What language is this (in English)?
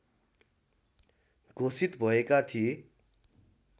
Nepali